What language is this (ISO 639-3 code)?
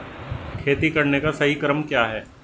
hin